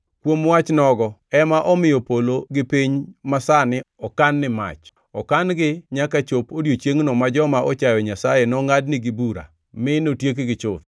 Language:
Luo (Kenya and Tanzania)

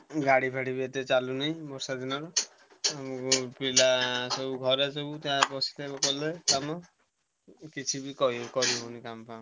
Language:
Odia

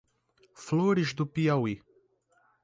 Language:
Portuguese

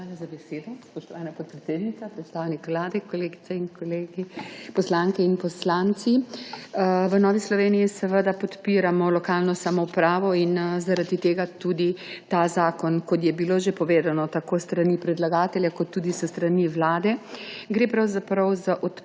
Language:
Slovenian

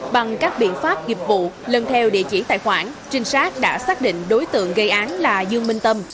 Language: Vietnamese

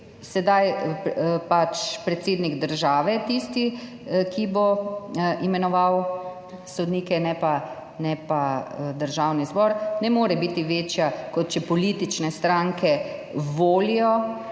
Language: Slovenian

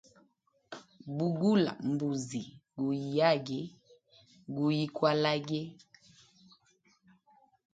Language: Hemba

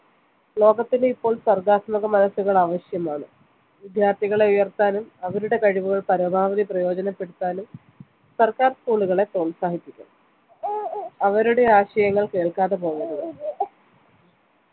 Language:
Malayalam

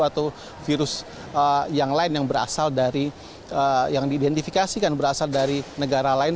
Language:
Indonesian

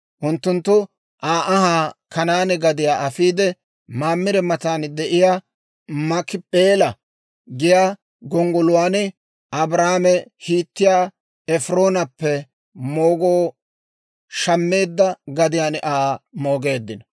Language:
Dawro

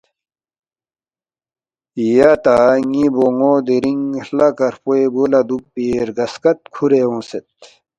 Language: Balti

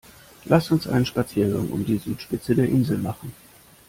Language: German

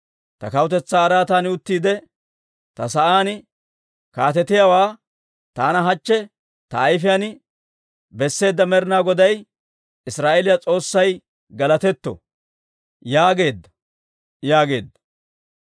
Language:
Dawro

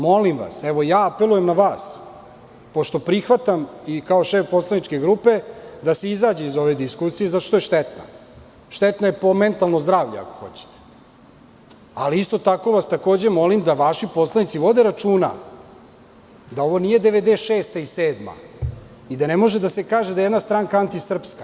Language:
Serbian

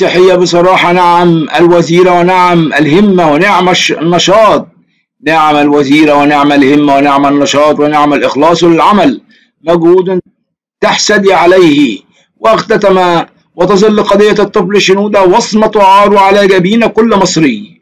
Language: Arabic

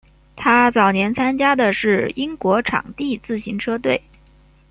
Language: Chinese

